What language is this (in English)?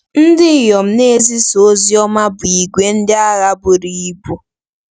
Igbo